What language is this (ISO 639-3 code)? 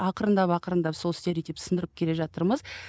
kaz